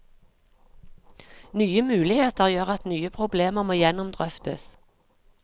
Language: Norwegian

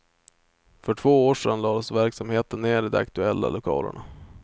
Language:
Swedish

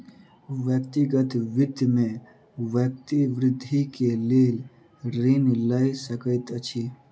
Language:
Maithili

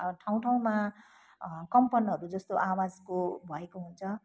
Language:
Nepali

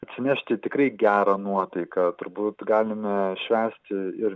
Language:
Lithuanian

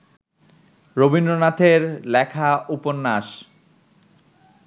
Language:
Bangla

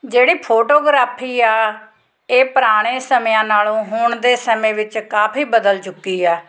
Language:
Punjabi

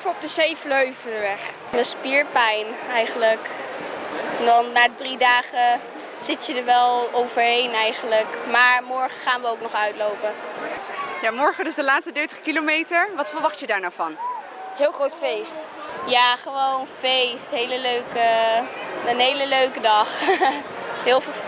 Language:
Dutch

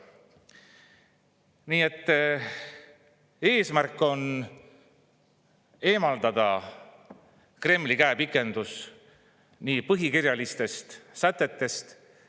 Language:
Estonian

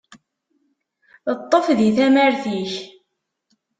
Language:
Kabyle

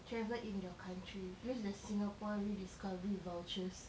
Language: English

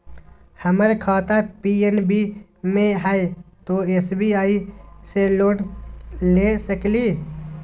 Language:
Magahi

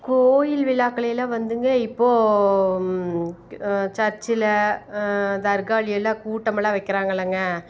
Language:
Tamil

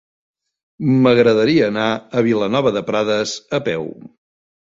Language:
Catalan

